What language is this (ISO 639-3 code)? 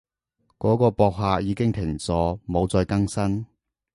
yue